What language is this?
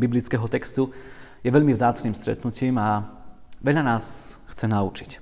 Slovak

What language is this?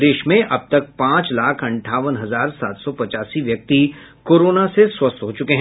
Hindi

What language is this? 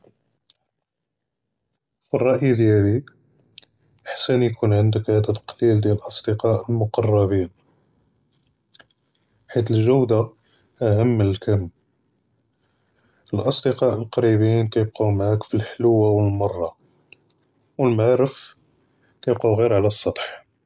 Judeo-Arabic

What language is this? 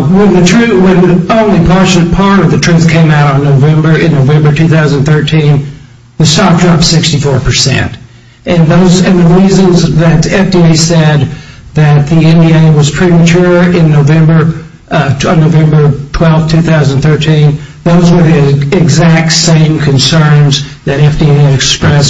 English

